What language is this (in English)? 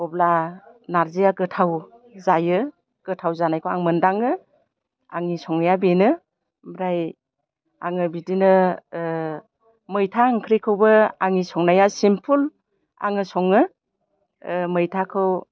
Bodo